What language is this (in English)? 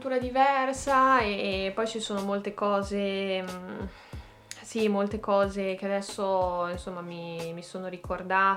Italian